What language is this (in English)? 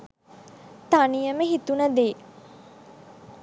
Sinhala